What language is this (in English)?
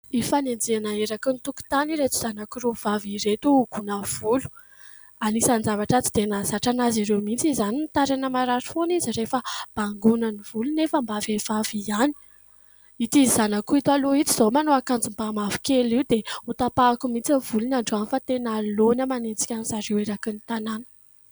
Malagasy